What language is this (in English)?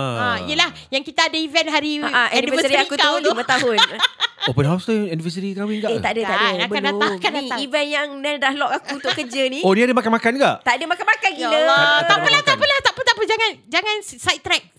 Malay